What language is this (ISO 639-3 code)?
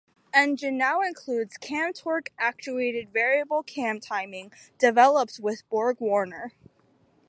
eng